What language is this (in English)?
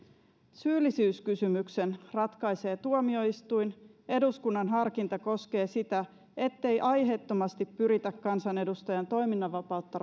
Finnish